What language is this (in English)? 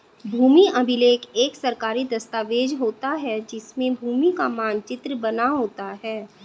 Hindi